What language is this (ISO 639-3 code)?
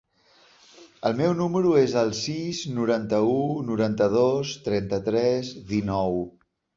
cat